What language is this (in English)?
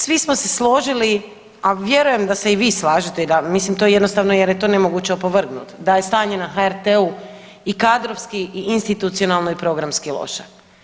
Croatian